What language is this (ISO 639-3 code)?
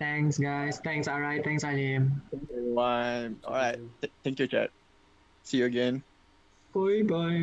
msa